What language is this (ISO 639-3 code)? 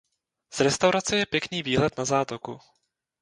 ces